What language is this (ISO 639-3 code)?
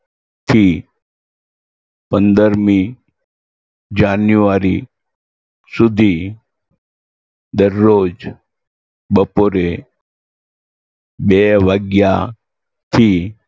guj